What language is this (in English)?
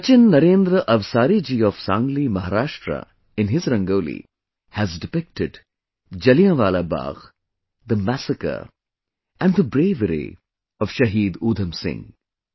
English